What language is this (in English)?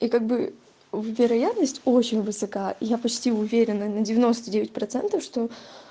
Russian